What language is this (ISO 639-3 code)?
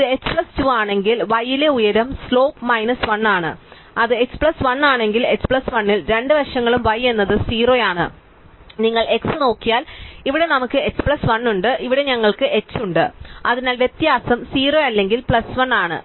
mal